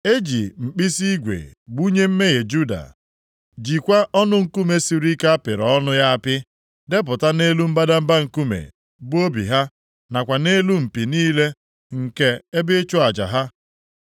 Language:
Igbo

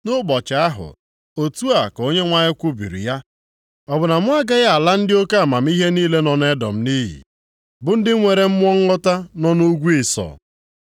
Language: Igbo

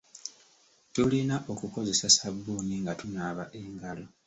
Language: Ganda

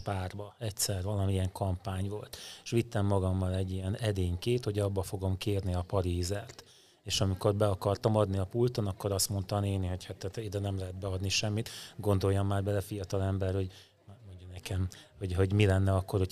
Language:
Hungarian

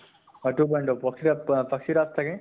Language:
Assamese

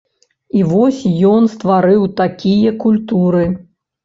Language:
Belarusian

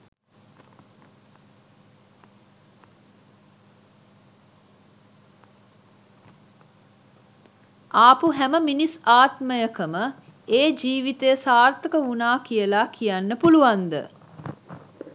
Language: Sinhala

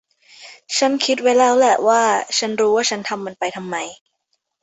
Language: Thai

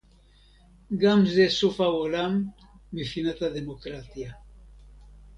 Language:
Hebrew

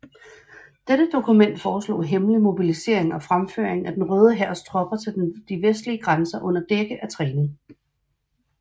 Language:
Danish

